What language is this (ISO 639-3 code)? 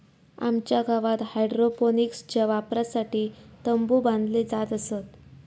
mar